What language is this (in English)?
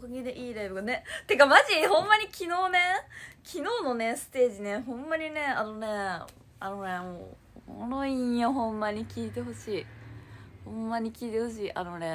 Japanese